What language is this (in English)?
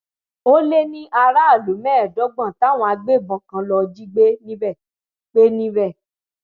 Yoruba